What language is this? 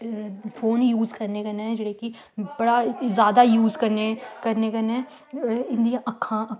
Dogri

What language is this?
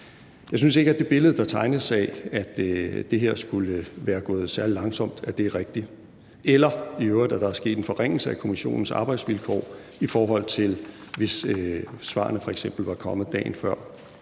Danish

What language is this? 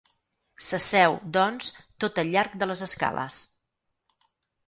Catalan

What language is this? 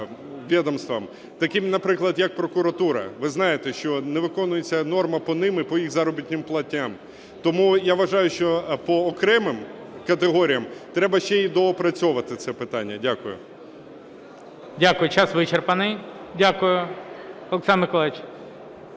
Ukrainian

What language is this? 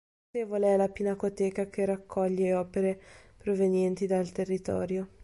Italian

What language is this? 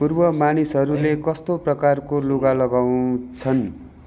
Nepali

